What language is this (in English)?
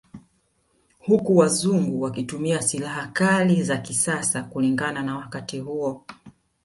Swahili